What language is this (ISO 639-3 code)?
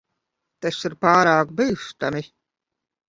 lav